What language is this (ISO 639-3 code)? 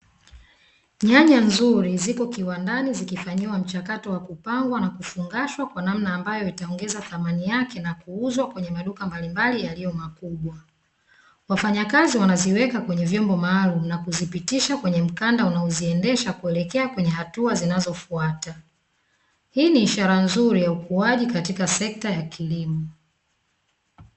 swa